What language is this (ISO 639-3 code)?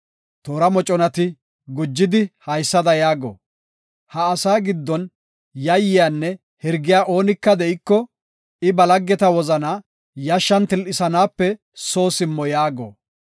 gof